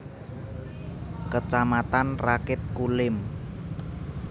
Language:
Javanese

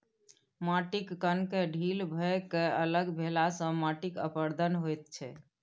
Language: Maithili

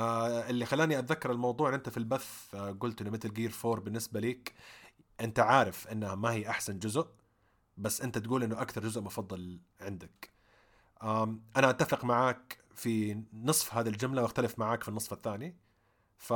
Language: Arabic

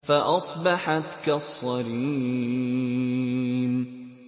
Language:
Arabic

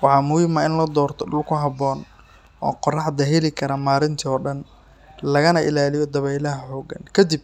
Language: Somali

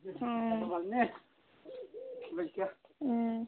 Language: Assamese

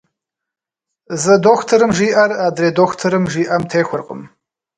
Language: Kabardian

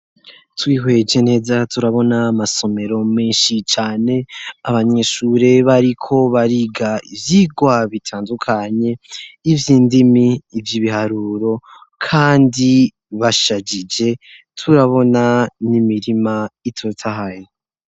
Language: Rundi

